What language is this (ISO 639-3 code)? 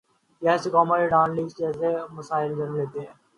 urd